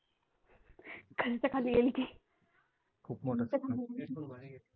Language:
Marathi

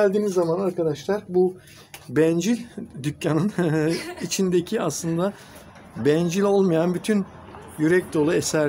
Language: Turkish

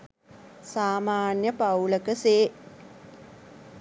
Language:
Sinhala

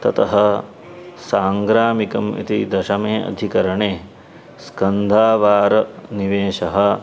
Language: Sanskrit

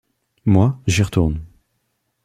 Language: French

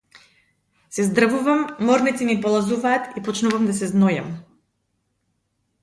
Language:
Macedonian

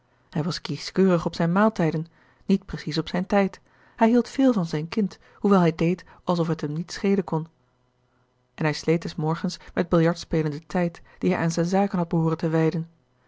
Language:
Dutch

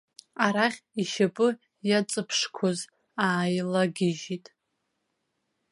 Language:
Abkhazian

